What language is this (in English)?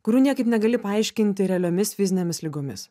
Lithuanian